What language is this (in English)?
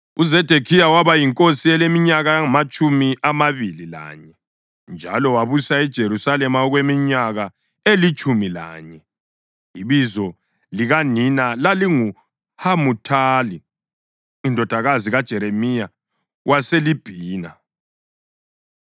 North Ndebele